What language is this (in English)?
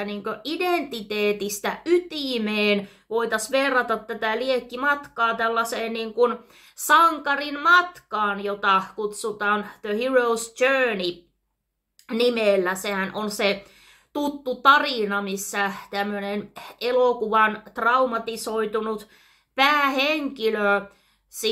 Finnish